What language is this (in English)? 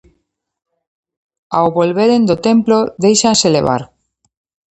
Galician